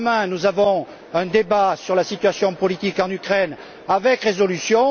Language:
French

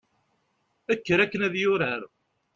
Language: Kabyle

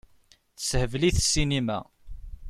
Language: Kabyle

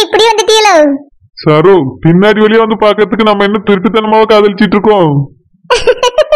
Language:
Tamil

